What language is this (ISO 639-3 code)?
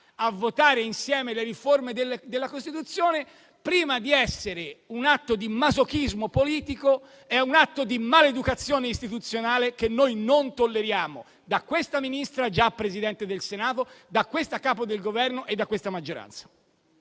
ita